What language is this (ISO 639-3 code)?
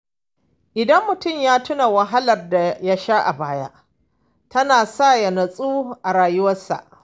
hau